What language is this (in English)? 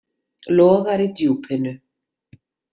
Icelandic